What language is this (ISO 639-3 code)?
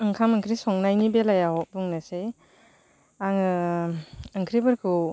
brx